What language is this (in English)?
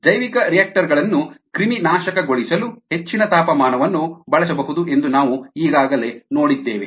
Kannada